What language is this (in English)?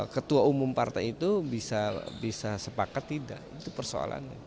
Indonesian